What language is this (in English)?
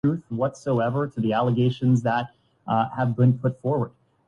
Urdu